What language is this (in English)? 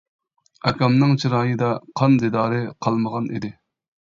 Uyghur